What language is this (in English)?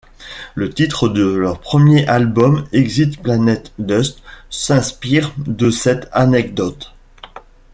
French